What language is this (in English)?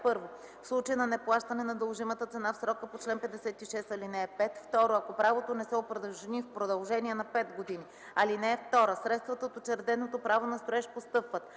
Bulgarian